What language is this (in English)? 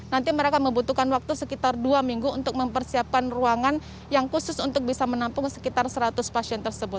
Indonesian